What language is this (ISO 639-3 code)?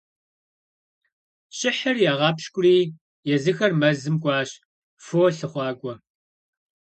kbd